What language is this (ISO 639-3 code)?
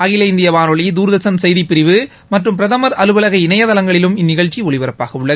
tam